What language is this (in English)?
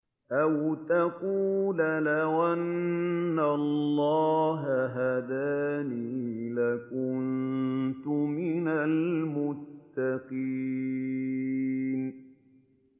Arabic